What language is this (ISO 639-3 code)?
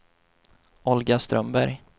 swe